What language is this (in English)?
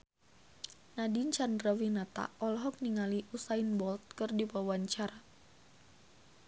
Sundanese